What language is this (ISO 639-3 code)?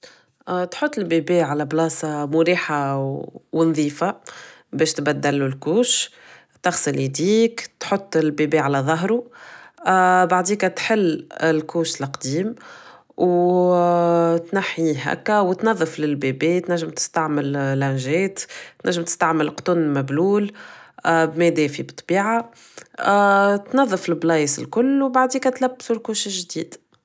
aeb